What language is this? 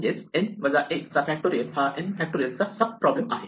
Marathi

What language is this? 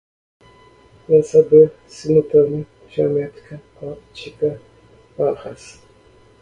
Portuguese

